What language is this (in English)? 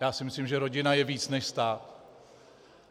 Czech